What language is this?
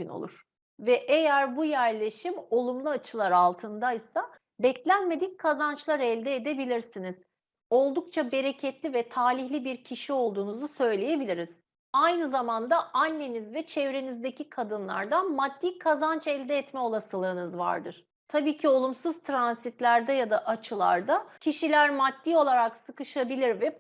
Turkish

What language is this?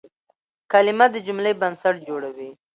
Pashto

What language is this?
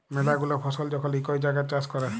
Bangla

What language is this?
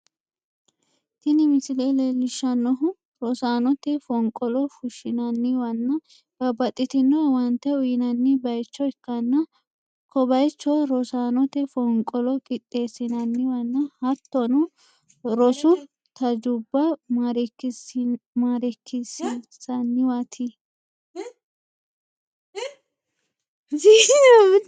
Sidamo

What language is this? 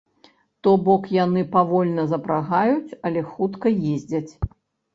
Belarusian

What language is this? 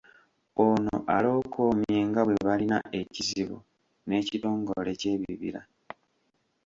Ganda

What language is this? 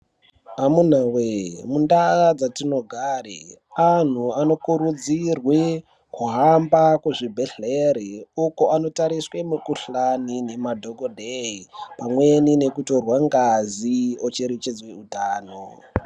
Ndau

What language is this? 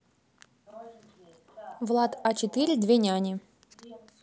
Russian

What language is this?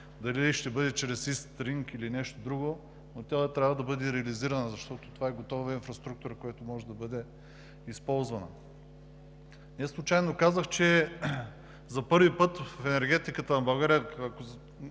Bulgarian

